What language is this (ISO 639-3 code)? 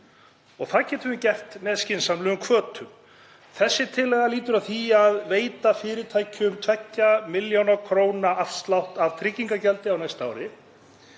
isl